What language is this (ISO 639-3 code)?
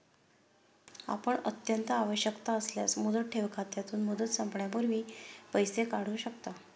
mar